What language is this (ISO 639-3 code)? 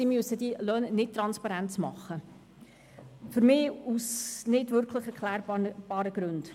gsw